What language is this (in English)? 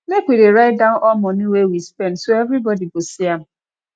Nigerian Pidgin